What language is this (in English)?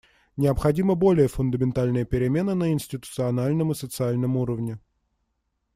Russian